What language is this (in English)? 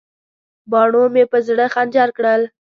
Pashto